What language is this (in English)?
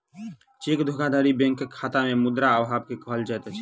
Maithili